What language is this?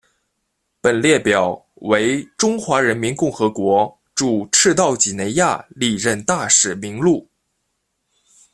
Chinese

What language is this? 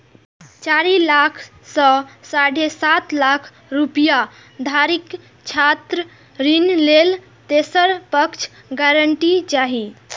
Maithili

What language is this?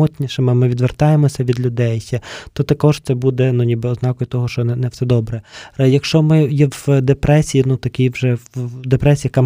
Ukrainian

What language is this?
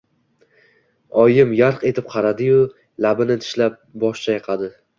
Uzbek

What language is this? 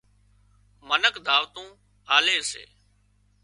Wadiyara Koli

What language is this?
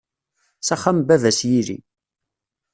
Kabyle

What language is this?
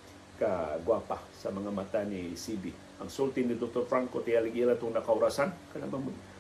Filipino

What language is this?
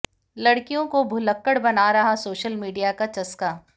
Hindi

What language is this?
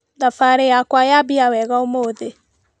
Kikuyu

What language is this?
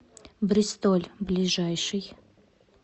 Russian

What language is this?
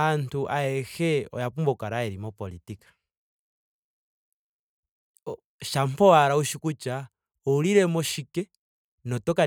Ndonga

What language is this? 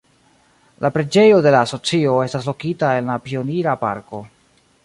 Esperanto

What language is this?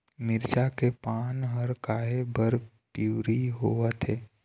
Chhattisgarhi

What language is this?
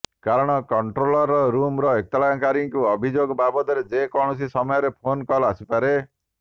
Odia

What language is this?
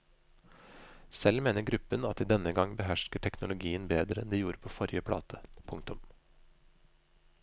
Norwegian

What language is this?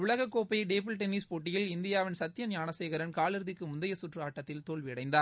Tamil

